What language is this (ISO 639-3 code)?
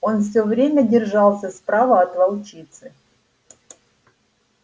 rus